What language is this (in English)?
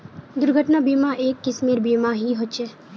Magahi